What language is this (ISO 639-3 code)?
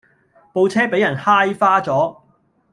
yue